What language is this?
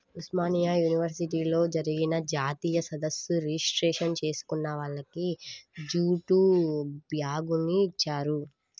Telugu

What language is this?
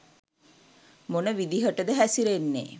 Sinhala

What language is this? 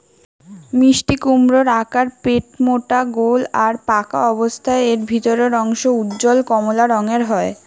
Bangla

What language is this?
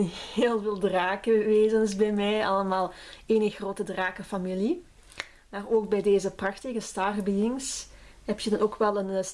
Dutch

